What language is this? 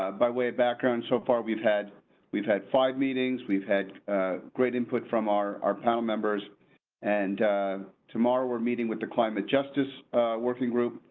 English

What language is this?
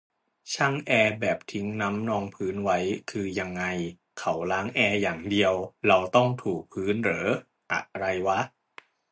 Thai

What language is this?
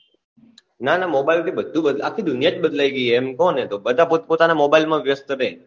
Gujarati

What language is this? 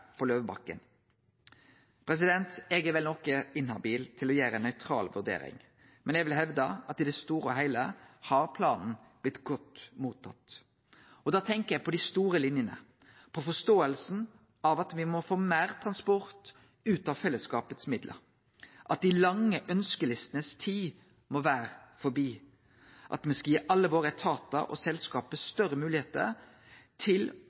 Norwegian Nynorsk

